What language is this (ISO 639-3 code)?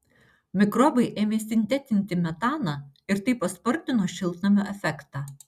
lit